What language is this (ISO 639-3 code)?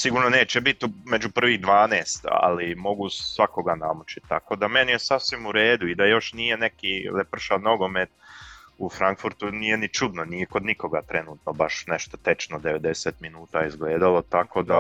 hrv